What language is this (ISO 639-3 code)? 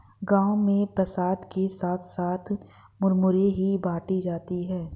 hin